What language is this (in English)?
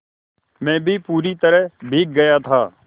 Hindi